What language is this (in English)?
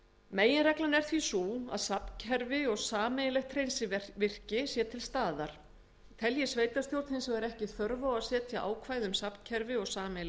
Icelandic